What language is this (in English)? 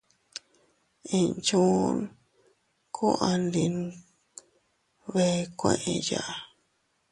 Teutila Cuicatec